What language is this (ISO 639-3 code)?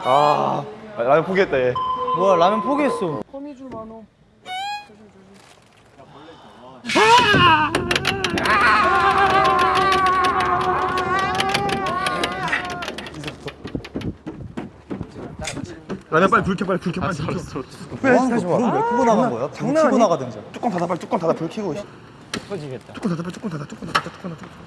kor